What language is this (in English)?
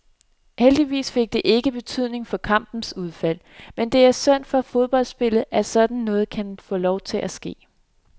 Danish